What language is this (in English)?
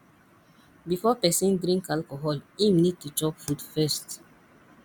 Nigerian Pidgin